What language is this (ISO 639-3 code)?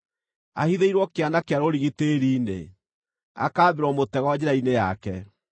kik